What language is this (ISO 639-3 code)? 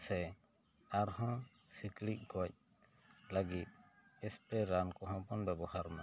sat